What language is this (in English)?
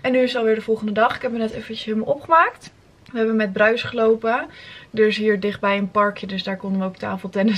Dutch